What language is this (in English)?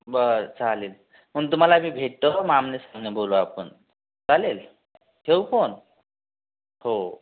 Marathi